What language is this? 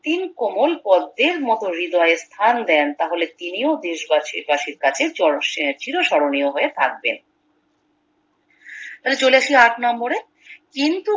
Bangla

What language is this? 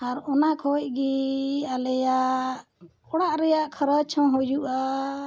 Santali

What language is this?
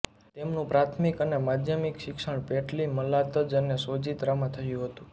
Gujarati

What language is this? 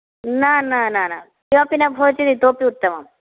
Sanskrit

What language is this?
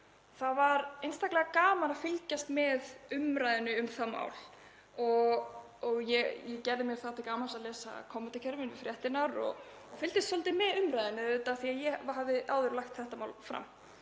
Icelandic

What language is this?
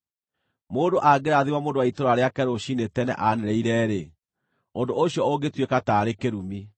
Kikuyu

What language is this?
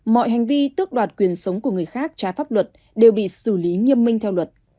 Vietnamese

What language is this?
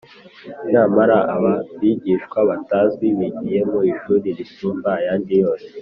Kinyarwanda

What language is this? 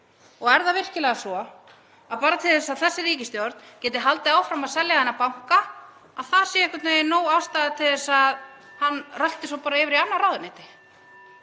Icelandic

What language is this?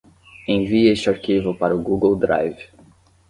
Portuguese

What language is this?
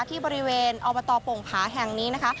Thai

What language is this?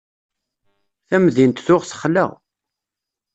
Kabyle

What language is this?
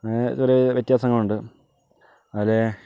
Malayalam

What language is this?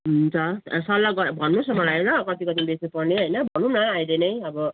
Nepali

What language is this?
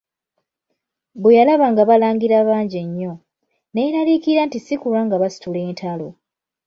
Ganda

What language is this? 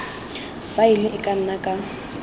Tswana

